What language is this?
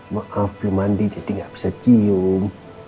Indonesian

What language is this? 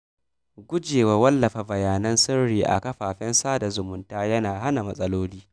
Hausa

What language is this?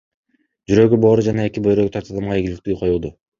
Kyrgyz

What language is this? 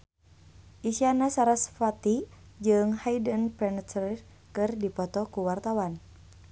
Sundanese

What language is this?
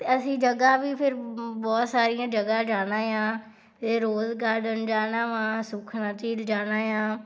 Punjabi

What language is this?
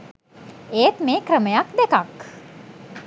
Sinhala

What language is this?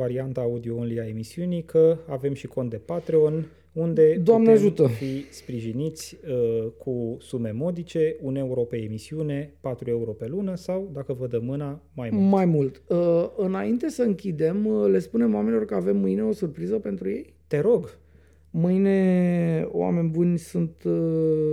Romanian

